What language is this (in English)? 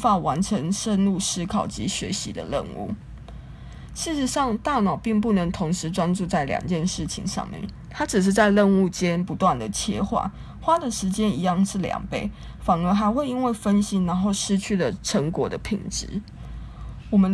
Chinese